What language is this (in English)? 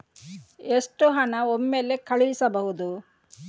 Kannada